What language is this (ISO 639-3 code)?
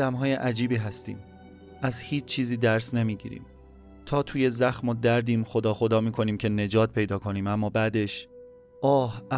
fas